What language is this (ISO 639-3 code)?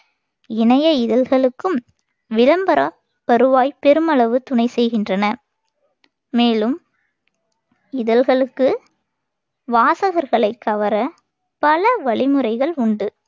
tam